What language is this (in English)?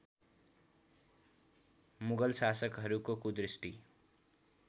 Nepali